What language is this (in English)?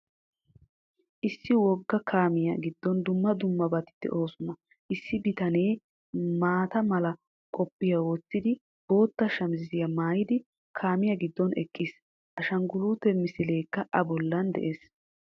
Wolaytta